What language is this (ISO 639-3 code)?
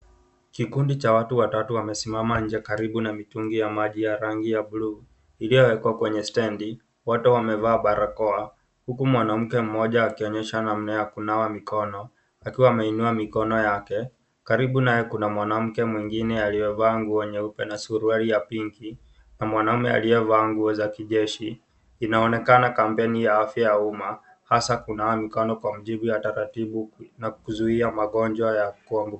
swa